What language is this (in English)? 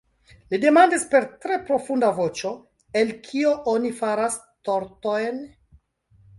Esperanto